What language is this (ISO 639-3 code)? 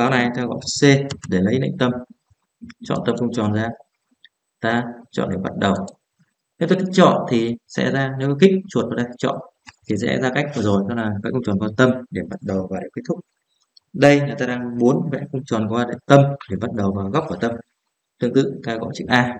vie